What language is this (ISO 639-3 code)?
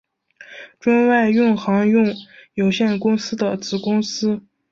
zho